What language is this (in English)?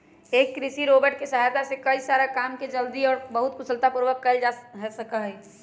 Magahi